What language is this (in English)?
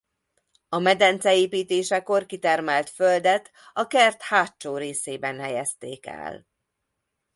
Hungarian